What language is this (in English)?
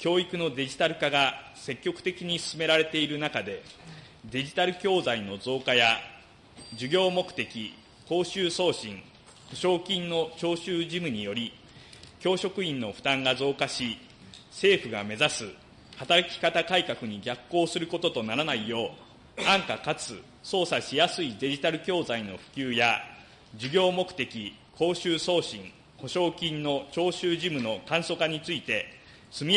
Japanese